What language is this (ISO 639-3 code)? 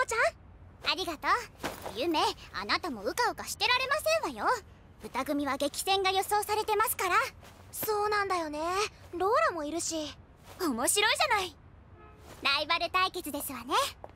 jpn